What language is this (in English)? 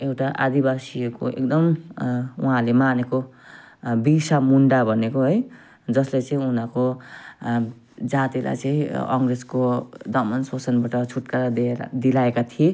Nepali